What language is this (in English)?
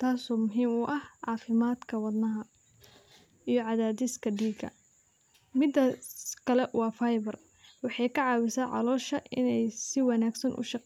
Somali